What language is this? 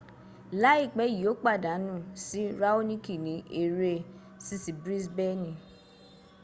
Yoruba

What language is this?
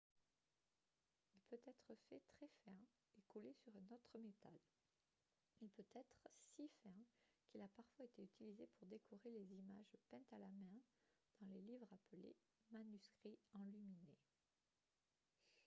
French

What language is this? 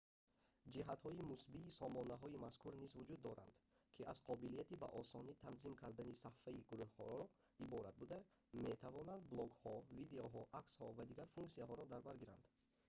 Tajik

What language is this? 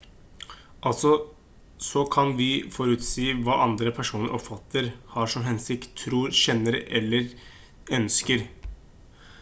Norwegian Bokmål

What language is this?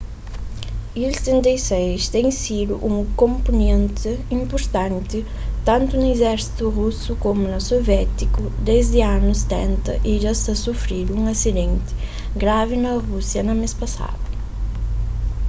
Kabuverdianu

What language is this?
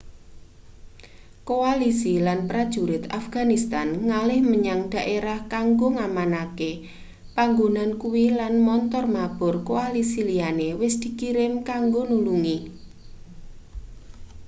Javanese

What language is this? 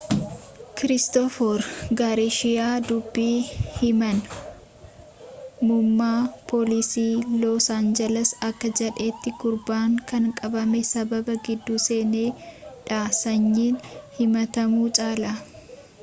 Oromo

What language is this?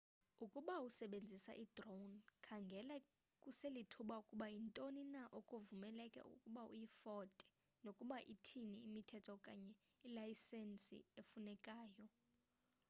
Xhosa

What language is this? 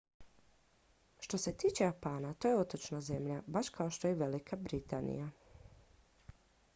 Croatian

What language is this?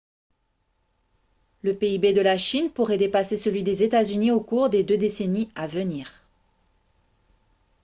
French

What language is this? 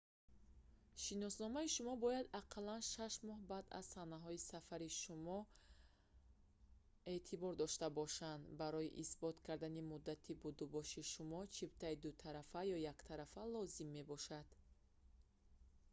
Tajik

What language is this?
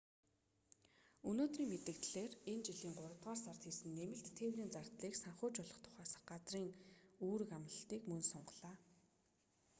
Mongolian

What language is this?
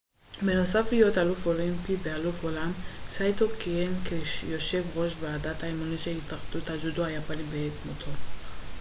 Hebrew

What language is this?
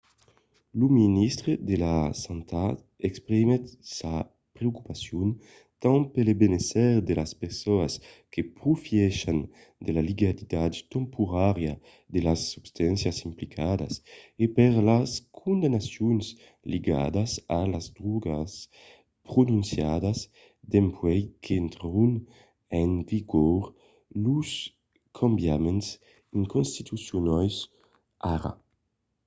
Occitan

